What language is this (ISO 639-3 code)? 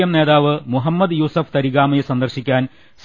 mal